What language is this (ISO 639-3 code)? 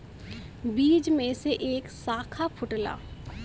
bho